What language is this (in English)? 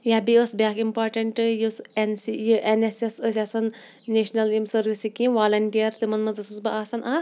Kashmiri